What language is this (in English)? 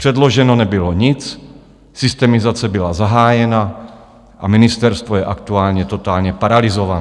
Czech